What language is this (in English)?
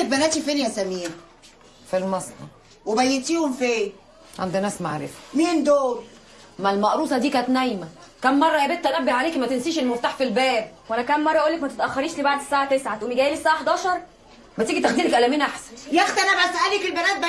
Arabic